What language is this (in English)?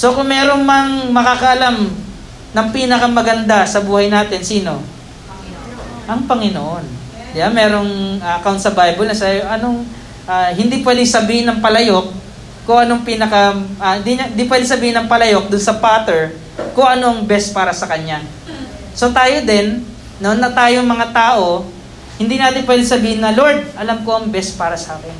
Filipino